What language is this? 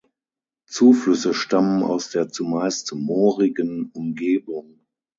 German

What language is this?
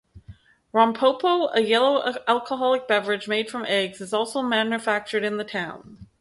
English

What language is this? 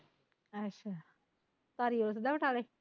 Punjabi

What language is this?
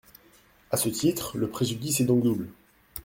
French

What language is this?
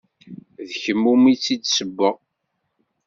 Kabyle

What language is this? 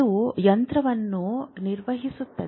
Kannada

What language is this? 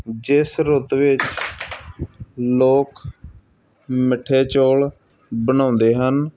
Punjabi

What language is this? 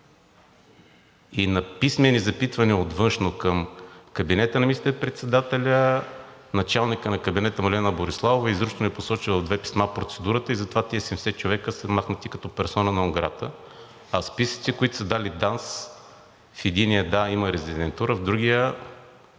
Bulgarian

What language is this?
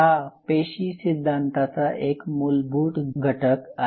Marathi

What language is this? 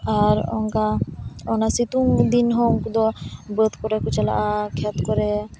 Santali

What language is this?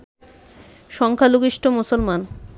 Bangla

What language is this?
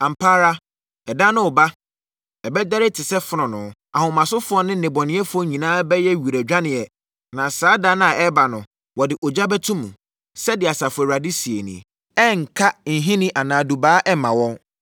Akan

